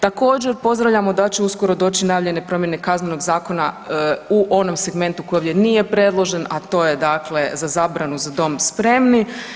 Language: Croatian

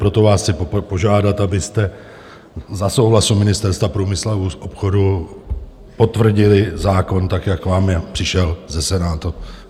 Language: Czech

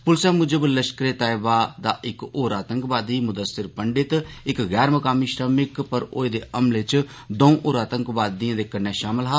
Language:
Dogri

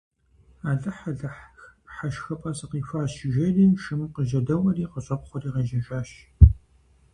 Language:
Kabardian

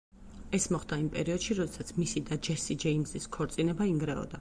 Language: Georgian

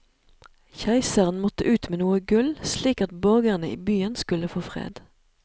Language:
Norwegian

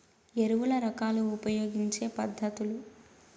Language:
Telugu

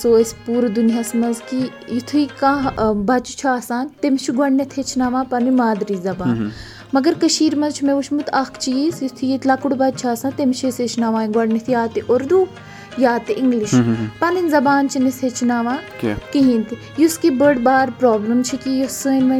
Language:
Urdu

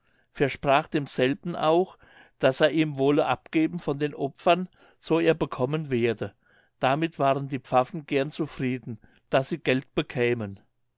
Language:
German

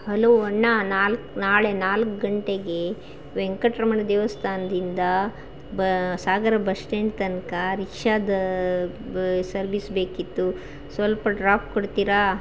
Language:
Kannada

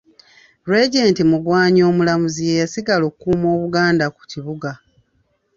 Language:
Ganda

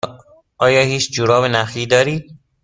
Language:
Persian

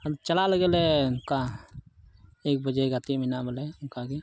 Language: Santali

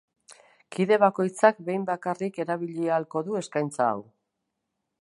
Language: Basque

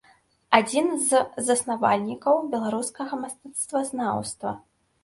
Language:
Belarusian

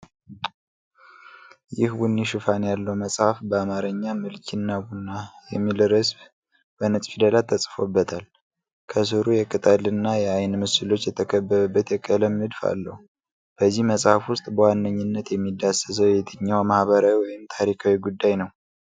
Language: Amharic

